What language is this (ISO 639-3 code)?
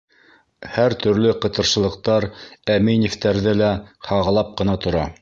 bak